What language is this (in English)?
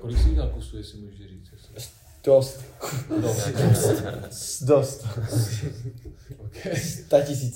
Czech